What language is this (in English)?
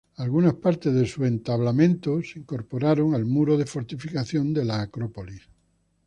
Spanish